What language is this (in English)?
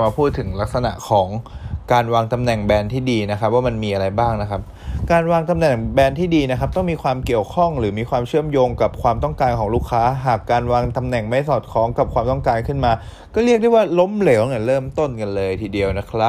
Thai